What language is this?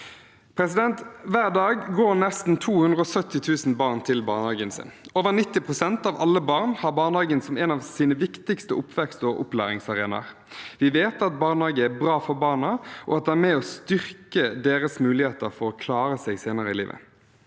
Norwegian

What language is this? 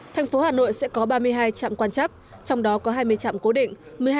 Vietnamese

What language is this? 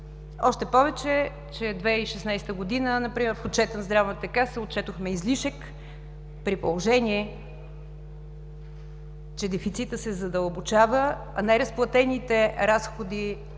Bulgarian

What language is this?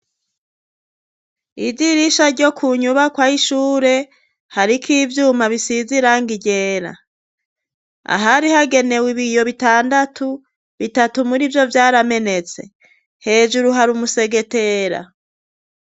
Rundi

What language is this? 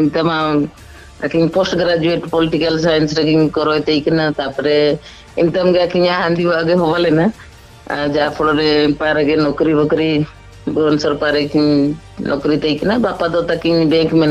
Indonesian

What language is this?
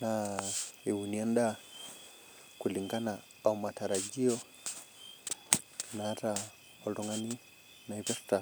Masai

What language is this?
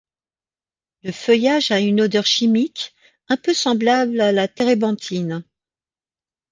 French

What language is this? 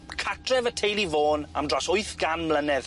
Welsh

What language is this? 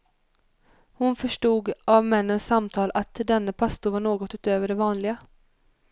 Swedish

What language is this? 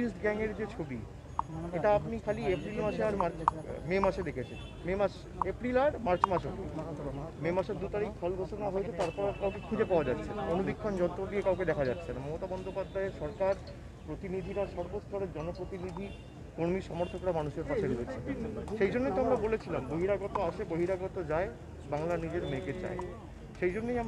Korean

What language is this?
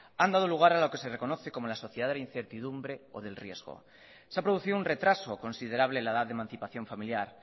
Spanish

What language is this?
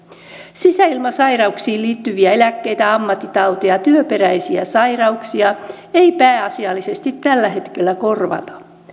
Finnish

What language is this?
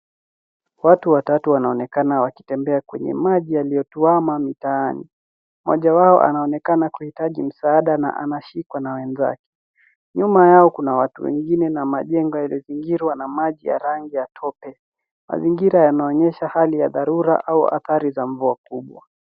Swahili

